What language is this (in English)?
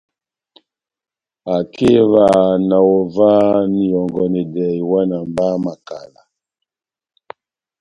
Batanga